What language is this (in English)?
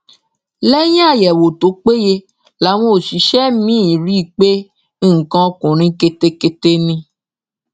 Yoruba